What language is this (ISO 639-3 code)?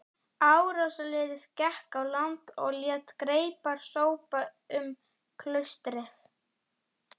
isl